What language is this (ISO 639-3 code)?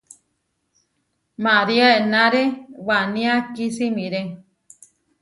var